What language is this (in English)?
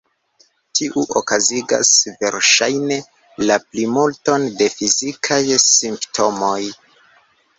Esperanto